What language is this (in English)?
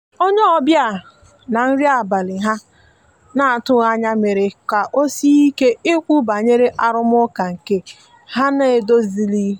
Igbo